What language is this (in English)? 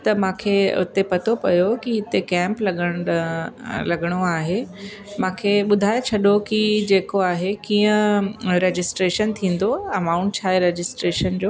Sindhi